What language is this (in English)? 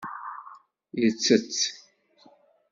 Kabyle